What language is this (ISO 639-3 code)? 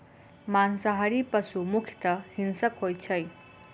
mai